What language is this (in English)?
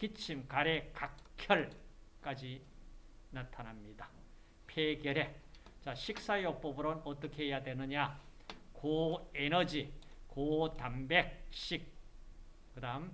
Korean